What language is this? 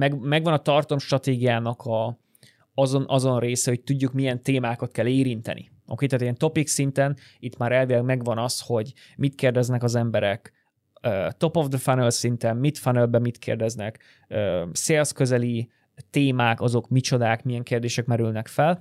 Hungarian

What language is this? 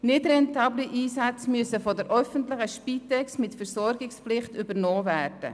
Swiss German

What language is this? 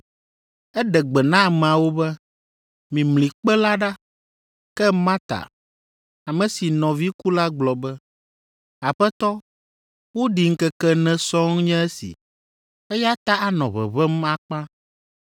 Ewe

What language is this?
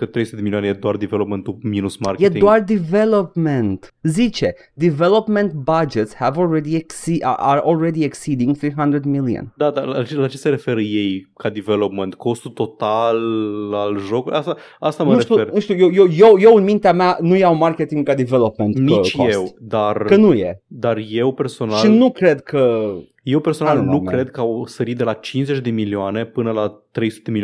Romanian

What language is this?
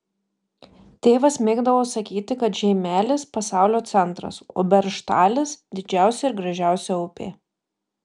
Lithuanian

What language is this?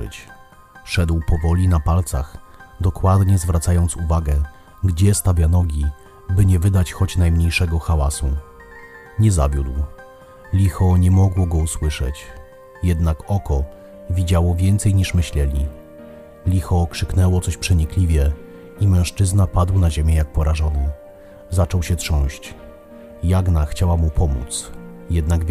Polish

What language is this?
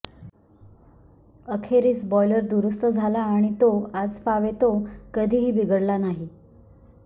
Marathi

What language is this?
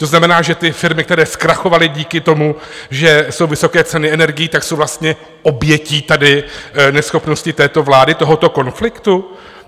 Czech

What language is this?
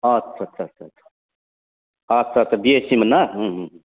Bodo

